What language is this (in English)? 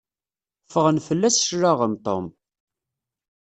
Kabyle